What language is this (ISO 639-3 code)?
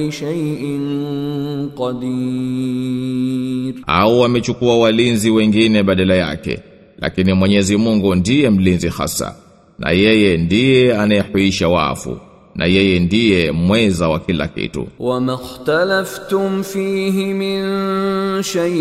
swa